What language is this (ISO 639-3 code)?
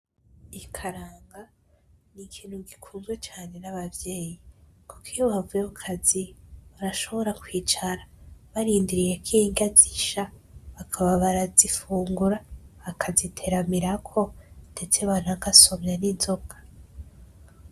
run